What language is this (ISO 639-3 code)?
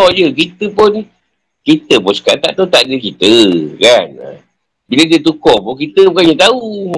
msa